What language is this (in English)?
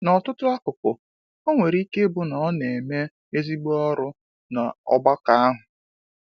Igbo